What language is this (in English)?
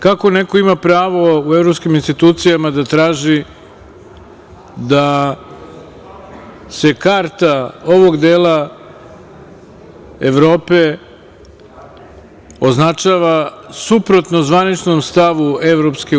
Serbian